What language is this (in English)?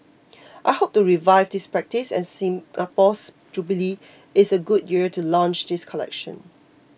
English